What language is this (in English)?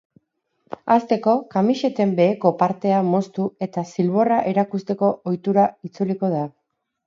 Basque